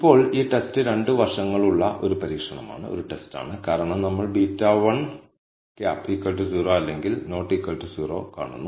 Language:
Malayalam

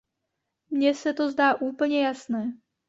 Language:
Czech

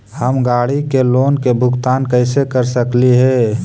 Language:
Magahi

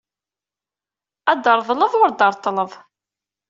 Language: Kabyle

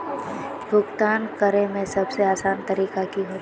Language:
Magahi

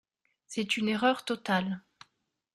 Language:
French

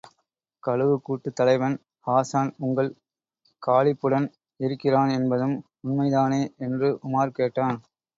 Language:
Tamil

